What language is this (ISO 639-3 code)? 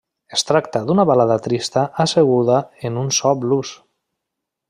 cat